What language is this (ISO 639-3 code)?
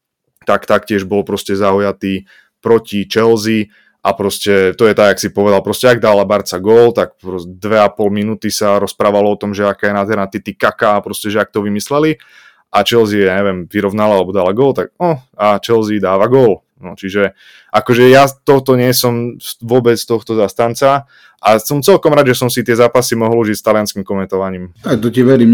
slk